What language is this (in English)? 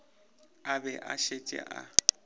Northern Sotho